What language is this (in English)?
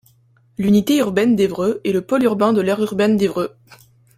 French